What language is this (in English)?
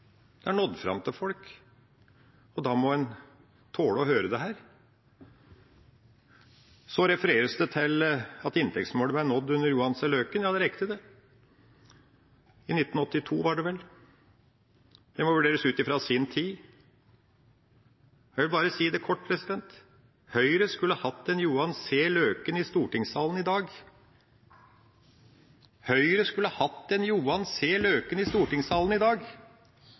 Norwegian Bokmål